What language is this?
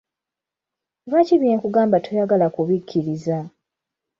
Ganda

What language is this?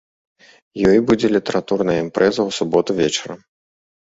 Belarusian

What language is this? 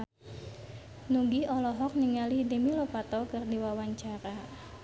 Sundanese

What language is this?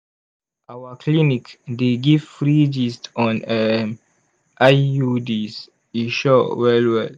Nigerian Pidgin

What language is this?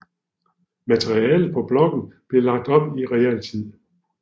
Danish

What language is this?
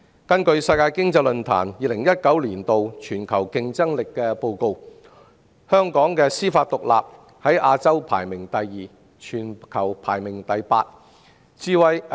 Cantonese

